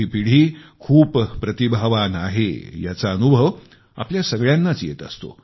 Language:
Marathi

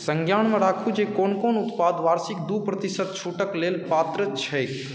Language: Maithili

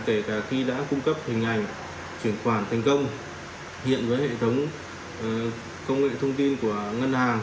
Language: Vietnamese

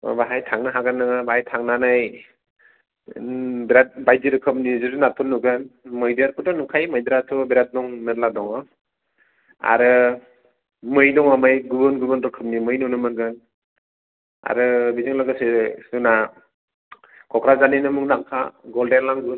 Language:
Bodo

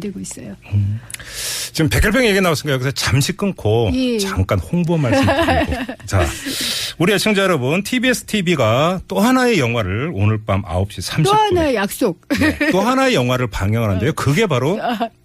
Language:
Korean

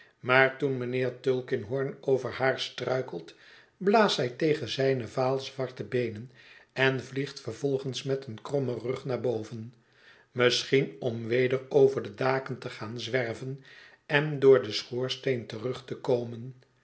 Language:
Dutch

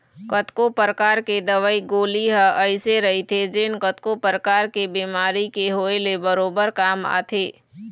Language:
Chhattisgarhi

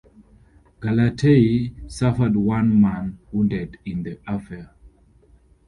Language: English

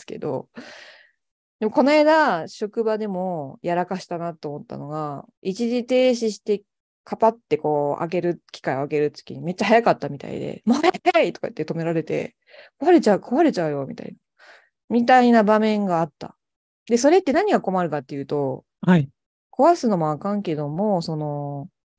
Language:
Japanese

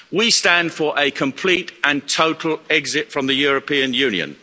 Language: English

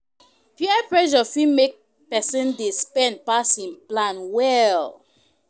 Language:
Nigerian Pidgin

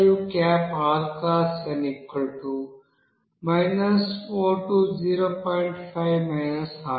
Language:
Telugu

